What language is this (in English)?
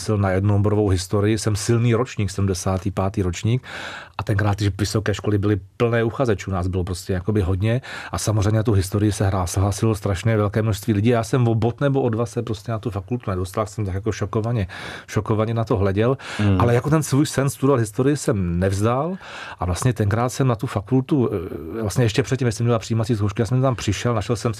Czech